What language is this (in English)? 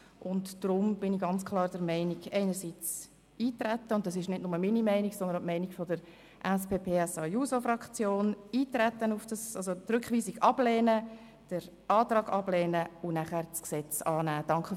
Swiss German